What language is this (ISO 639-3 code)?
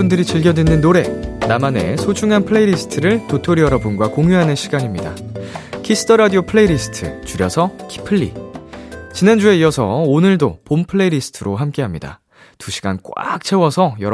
kor